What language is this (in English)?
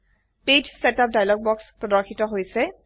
Assamese